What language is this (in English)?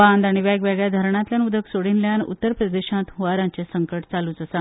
Konkani